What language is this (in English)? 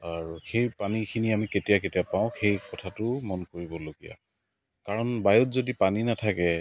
Assamese